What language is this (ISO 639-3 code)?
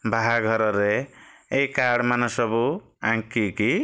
ori